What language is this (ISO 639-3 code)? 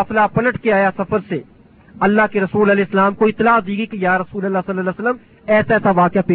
urd